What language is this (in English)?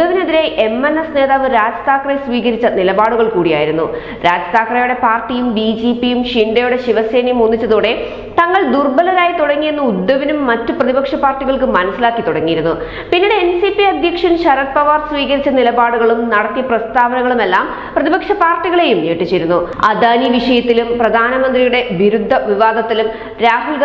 Turkish